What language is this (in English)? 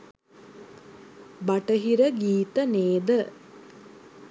Sinhala